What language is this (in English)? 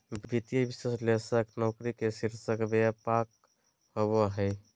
Magahi